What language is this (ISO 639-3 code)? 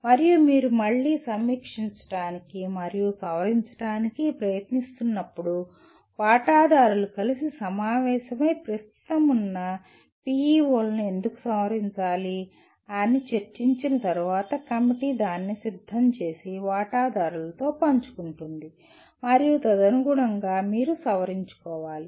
tel